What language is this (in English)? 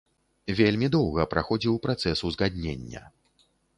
Belarusian